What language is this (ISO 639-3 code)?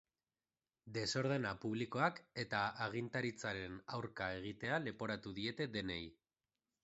eus